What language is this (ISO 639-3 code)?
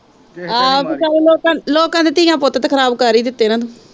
pan